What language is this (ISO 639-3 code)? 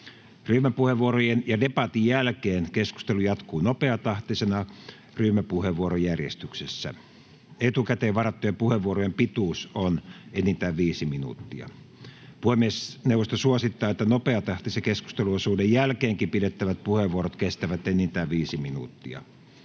fin